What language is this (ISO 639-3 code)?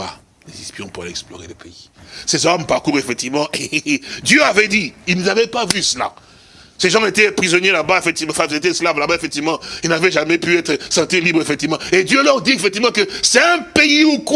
fra